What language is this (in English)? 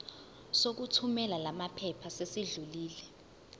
Zulu